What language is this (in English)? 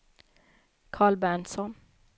Swedish